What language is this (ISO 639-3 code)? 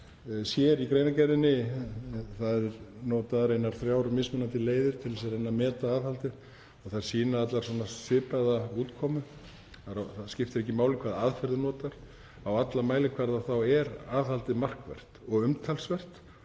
isl